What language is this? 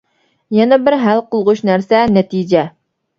Uyghur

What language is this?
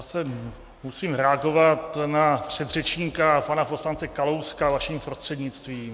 Czech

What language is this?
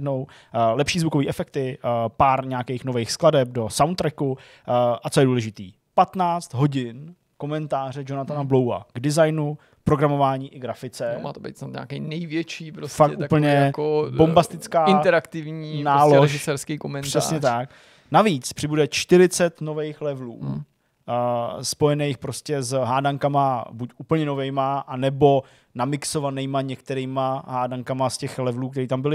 Czech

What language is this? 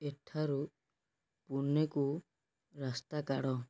Odia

